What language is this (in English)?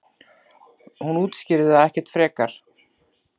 Icelandic